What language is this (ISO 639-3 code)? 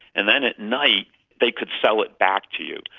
eng